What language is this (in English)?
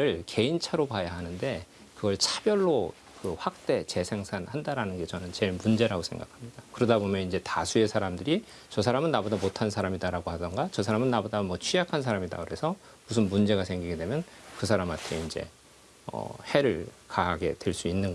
Korean